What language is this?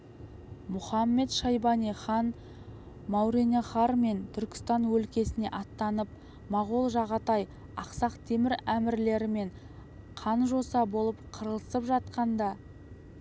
Kazakh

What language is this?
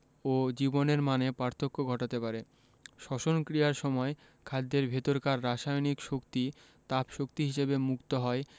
Bangla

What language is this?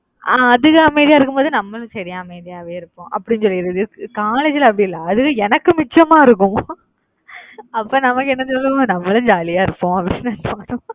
Tamil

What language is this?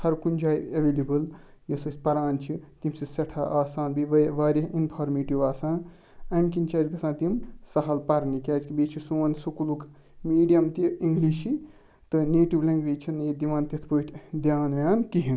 Kashmiri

